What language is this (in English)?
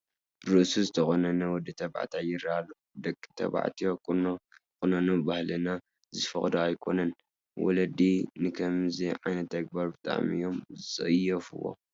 Tigrinya